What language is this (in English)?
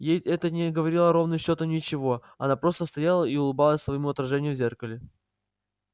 Russian